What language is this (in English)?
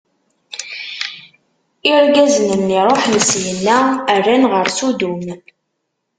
Kabyle